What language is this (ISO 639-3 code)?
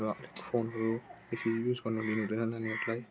nep